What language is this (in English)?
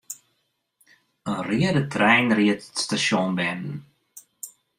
Western Frisian